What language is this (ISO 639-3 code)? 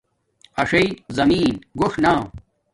dmk